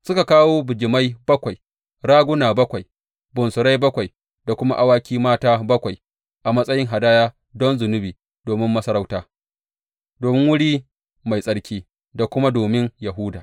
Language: Hausa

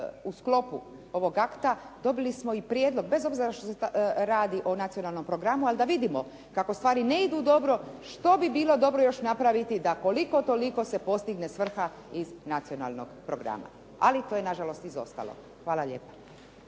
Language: Croatian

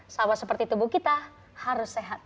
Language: Indonesian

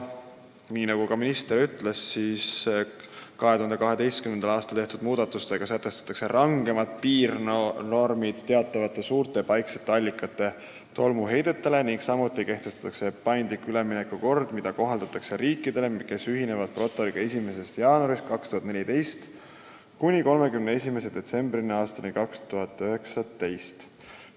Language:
Estonian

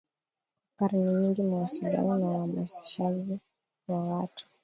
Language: Swahili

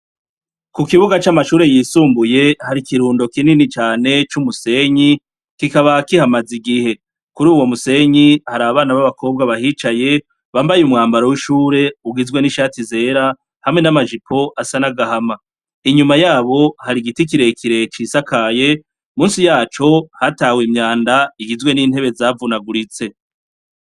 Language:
Rundi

